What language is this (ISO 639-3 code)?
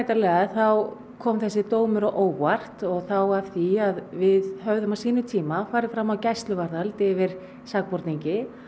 isl